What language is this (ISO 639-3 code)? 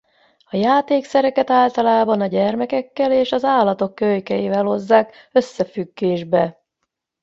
hun